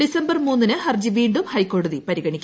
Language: Malayalam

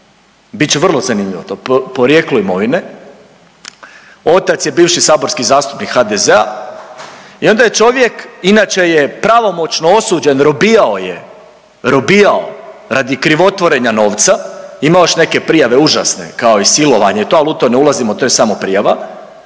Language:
Croatian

